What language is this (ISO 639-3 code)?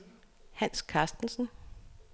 dan